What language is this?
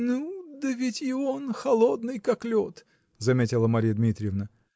Russian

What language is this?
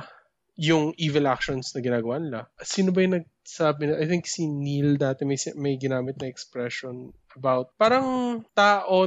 Filipino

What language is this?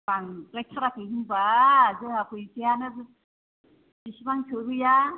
Bodo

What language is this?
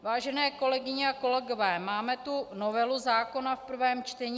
Czech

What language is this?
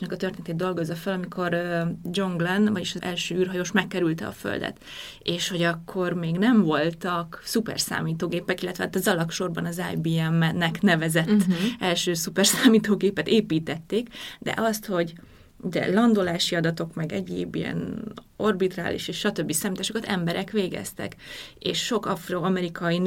Hungarian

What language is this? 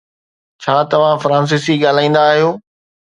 Sindhi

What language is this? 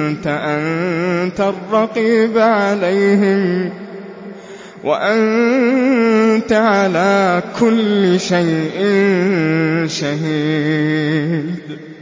Arabic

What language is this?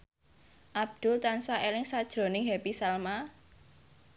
Javanese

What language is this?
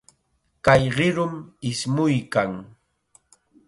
Chiquián Ancash Quechua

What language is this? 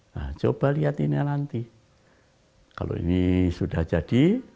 Indonesian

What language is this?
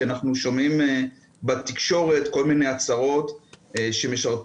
Hebrew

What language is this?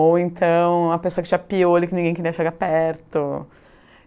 Portuguese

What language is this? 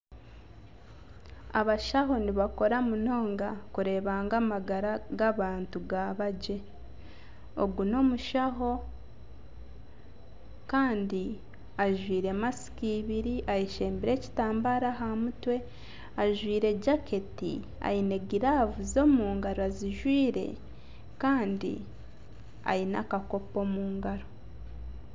Nyankole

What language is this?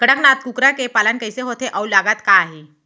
Chhattisgarhi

